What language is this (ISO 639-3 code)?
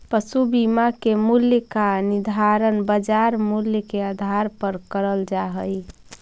mag